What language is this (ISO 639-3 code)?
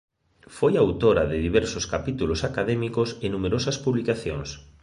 glg